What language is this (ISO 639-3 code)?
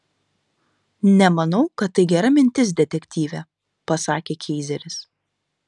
lit